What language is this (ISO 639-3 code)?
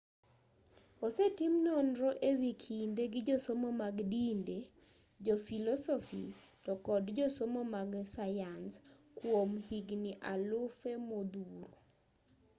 luo